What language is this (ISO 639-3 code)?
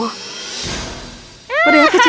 ind